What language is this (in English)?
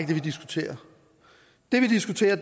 Danish